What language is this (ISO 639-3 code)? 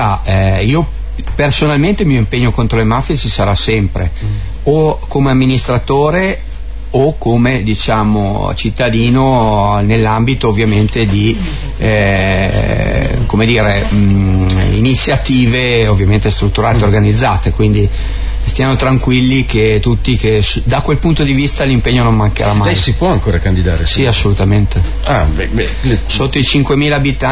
ita